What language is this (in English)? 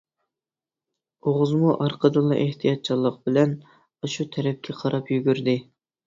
Uyghur